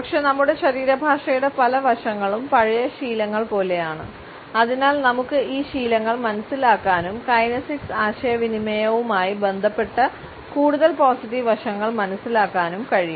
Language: Malayalam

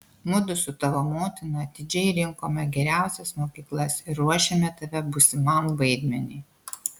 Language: Lithuanian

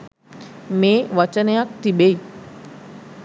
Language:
Sinhala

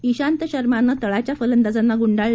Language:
Marathi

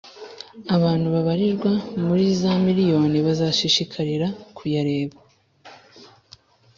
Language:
Kinyarwanda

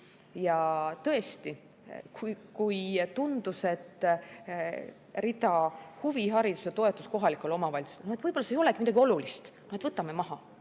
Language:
Estonian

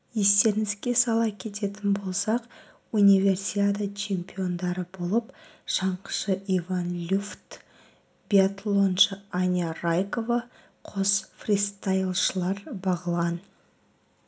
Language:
Kazakh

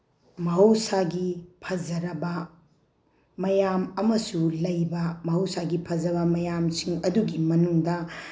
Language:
Manipuri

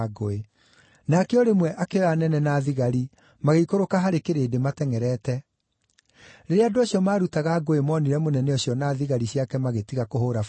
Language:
Kikuyu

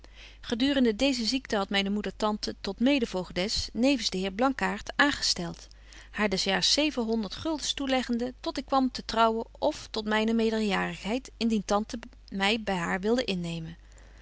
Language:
Dutch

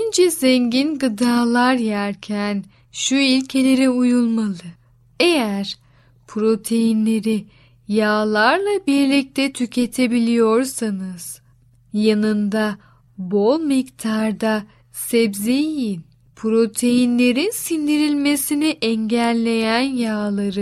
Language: Turkish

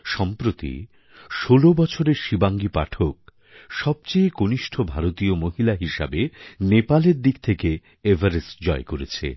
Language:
Bangla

